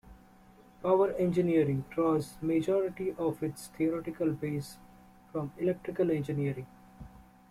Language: English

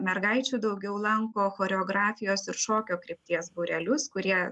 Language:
Lithuanian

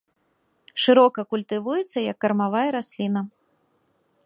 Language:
Belarusian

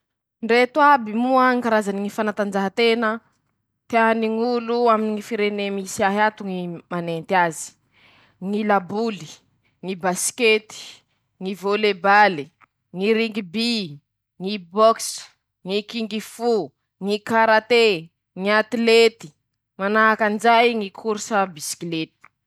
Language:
Masikoro Malagasy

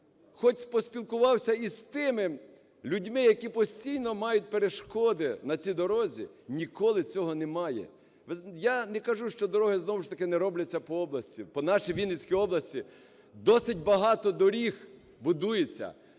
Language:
Ukrainian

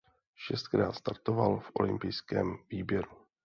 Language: Czech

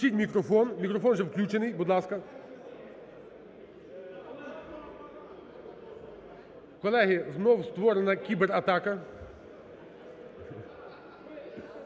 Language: Ukrainian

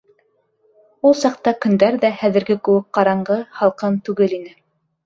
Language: Bashkir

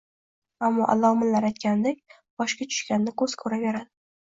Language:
Uzbek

